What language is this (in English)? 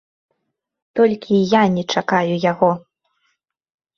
Belarusian